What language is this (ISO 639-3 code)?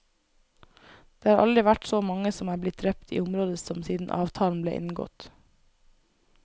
nor